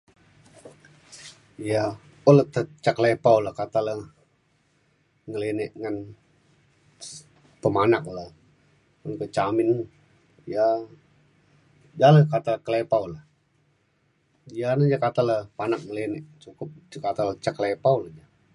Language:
Mainstream Kenyah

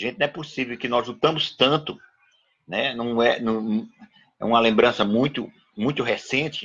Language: Portuguese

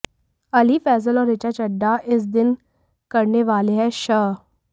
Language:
Hindi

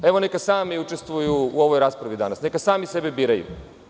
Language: Serbian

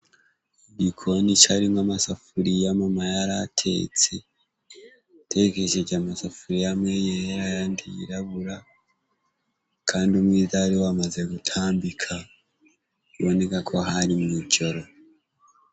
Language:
Rundi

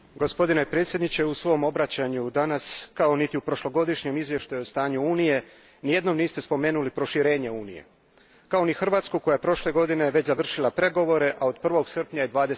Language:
Croatian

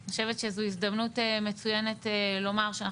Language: Hebrew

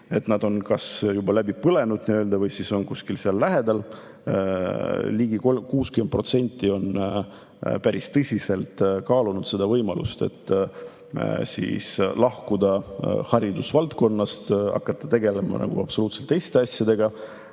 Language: Estonian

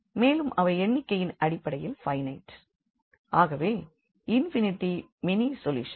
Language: Tamil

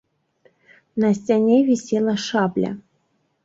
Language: Belarusian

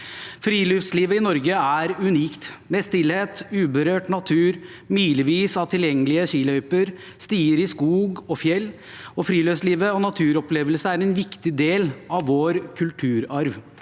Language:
Norwegian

